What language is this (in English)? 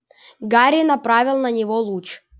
Russian